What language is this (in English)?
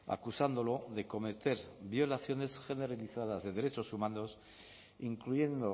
Spanish